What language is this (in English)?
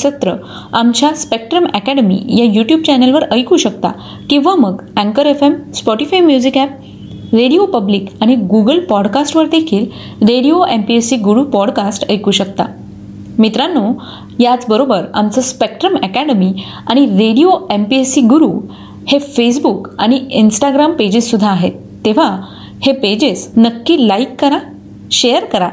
Marathi